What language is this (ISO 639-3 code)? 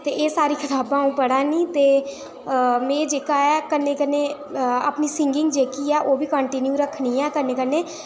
doi